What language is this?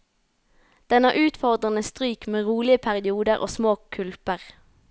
Norwegian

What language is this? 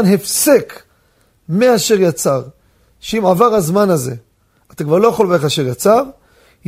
Hebrew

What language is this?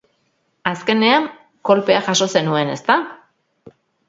Basque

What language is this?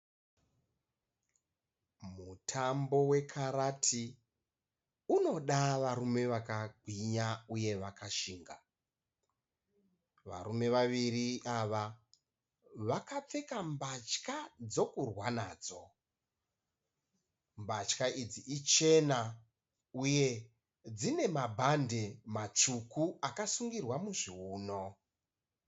Shona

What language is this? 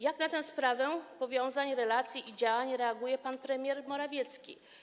Polish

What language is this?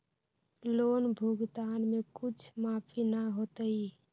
Magahi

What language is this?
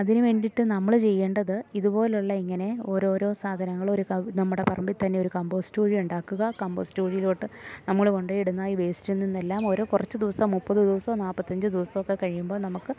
Malayalam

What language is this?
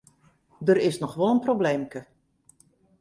Western Frisian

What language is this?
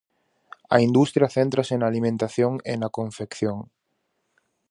Galician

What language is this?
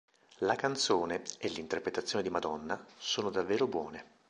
Italian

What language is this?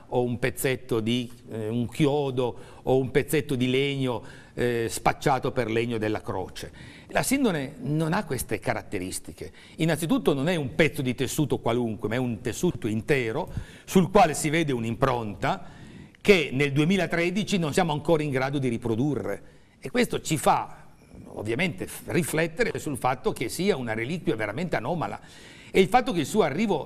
Italian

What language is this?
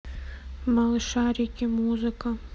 Russian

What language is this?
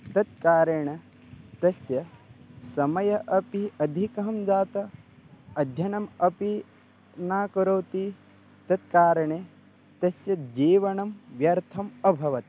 Sanskrit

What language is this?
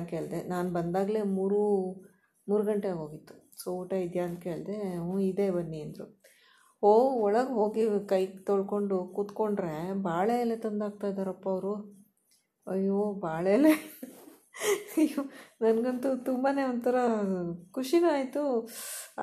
Kannada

